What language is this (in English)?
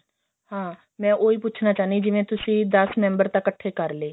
Punjabi